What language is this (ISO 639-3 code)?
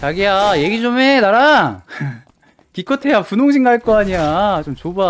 kor